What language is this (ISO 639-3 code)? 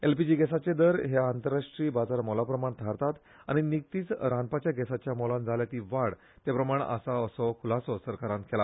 kok